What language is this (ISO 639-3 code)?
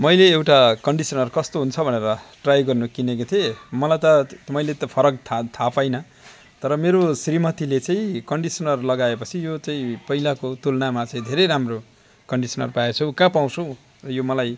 nep